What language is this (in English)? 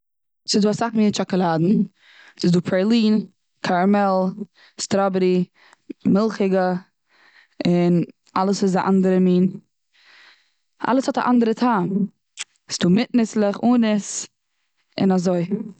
Yiddish